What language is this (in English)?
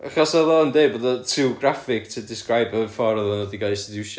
Welsh